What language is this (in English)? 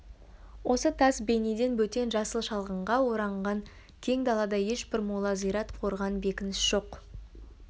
Kazakh